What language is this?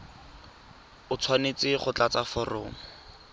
Tswana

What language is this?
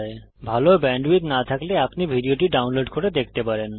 Bangla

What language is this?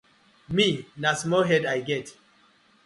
Nigerian Pidgin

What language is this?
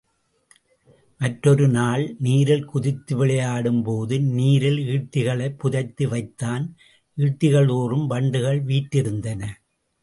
Tamil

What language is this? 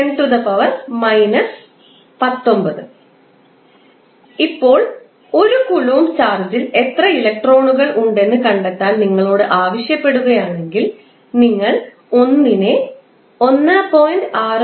Malayalam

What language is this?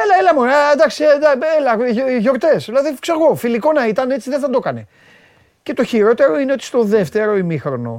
Greek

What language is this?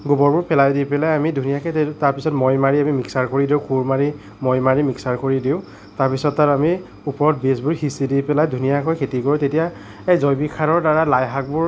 Assamese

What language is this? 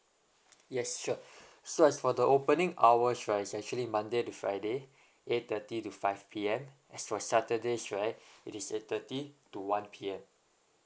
English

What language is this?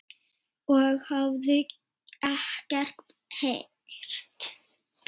Icelandic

